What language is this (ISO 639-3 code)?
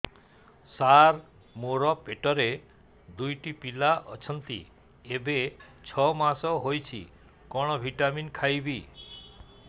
ori